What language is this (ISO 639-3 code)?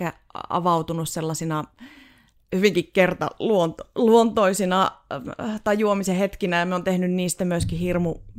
fin